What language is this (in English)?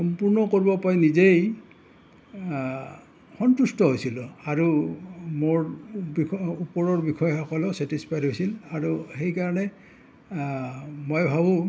Assamese